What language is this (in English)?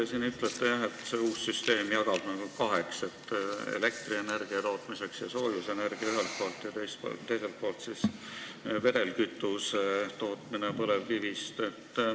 Estonian